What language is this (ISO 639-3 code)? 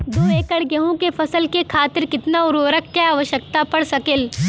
bho